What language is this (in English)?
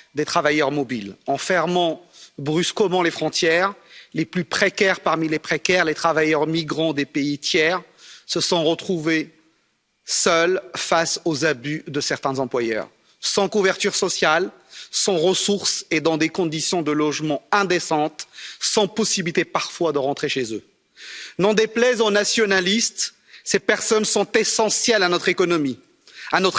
French